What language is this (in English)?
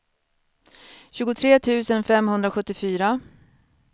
Swedish